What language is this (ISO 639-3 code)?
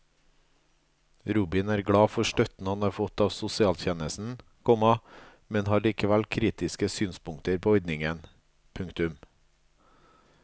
nor